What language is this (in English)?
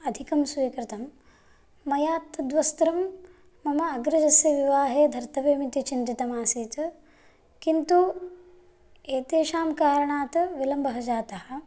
Sanskrit